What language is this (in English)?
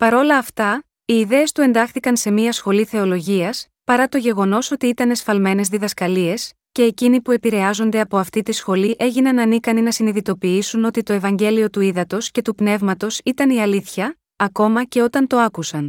Greek